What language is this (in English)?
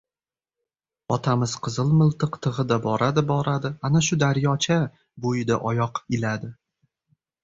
Uzbek